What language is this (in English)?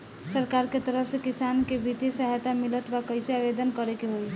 Bhojpuri